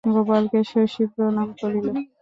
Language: Bangla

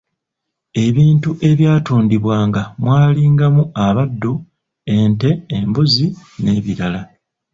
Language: Ganda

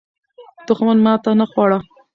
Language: Pashto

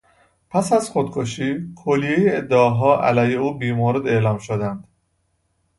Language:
Persian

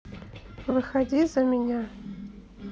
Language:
Russian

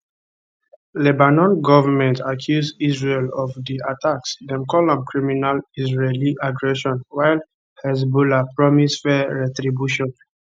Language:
Nigerian Pidgin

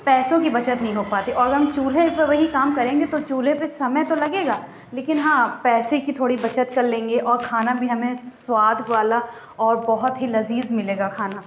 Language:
Urdu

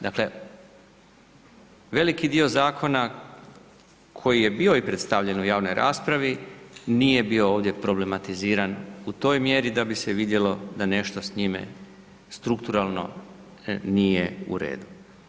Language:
Croatian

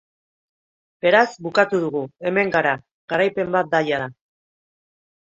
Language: Basque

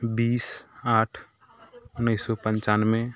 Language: Maithili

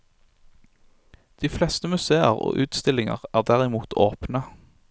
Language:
Norwegian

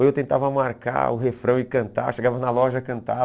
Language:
Portuguese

